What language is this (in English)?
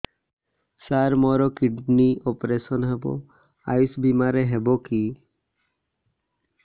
Odia